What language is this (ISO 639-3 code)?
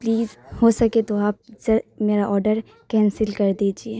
urd